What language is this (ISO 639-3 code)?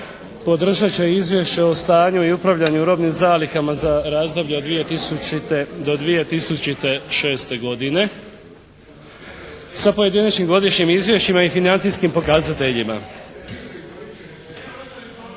hrv